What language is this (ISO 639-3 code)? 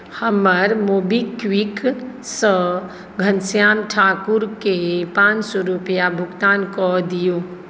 mai